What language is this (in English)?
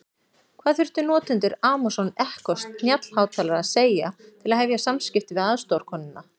Icelandic